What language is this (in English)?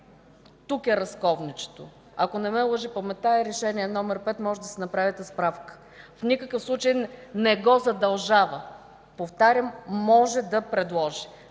Bulgarian